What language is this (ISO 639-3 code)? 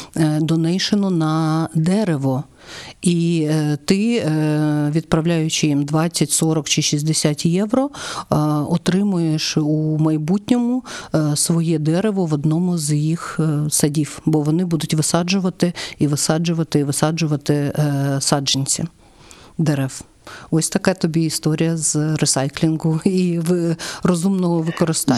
ukr